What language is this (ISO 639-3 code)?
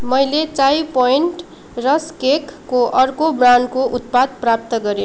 nep